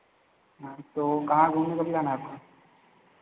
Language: Hindi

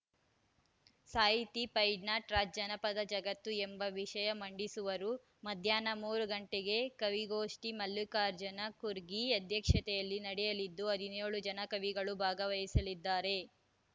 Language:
Kannada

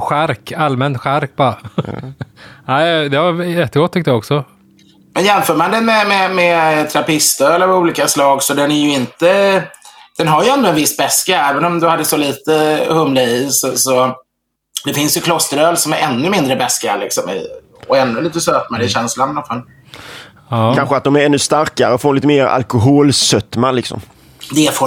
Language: Swedish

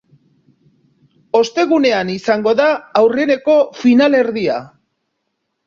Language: Basque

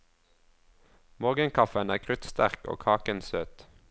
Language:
Norwegian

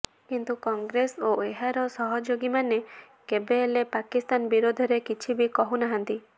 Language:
Odia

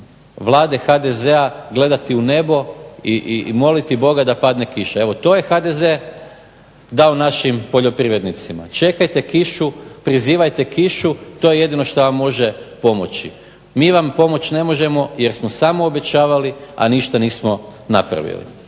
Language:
Croatian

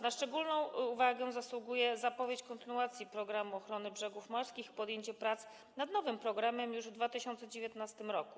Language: Polish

